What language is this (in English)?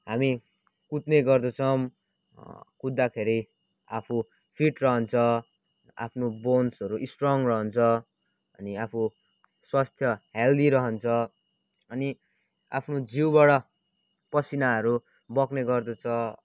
Nepali